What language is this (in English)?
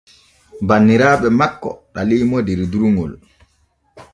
Borgu Fulfulde